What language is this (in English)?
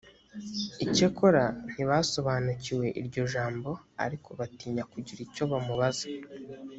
Kinyarwanda